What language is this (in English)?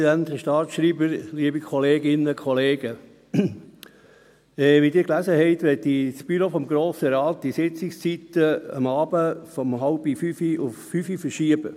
Swiss German